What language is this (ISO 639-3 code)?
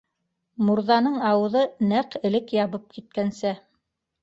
bak